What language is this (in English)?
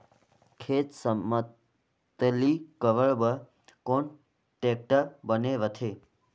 Chhattisgarhi